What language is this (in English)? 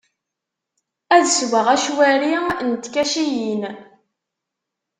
Kabyle